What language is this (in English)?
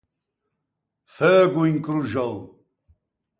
Ligurian